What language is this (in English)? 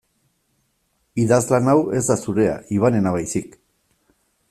Basque